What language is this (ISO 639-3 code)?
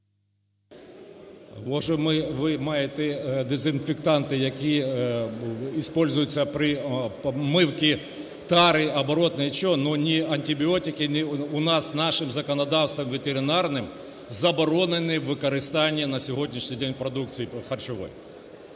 ukr